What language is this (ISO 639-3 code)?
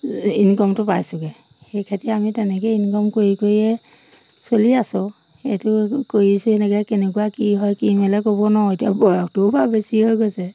asm